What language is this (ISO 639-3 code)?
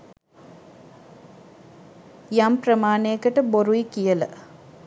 sin